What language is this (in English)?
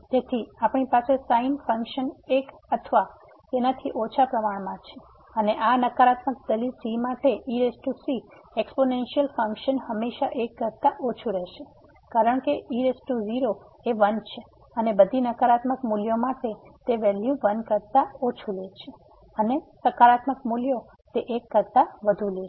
Gujarati